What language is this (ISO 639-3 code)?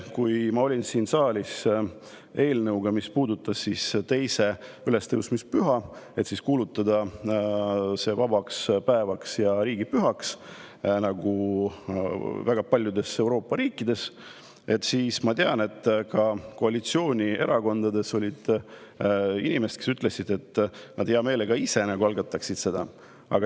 est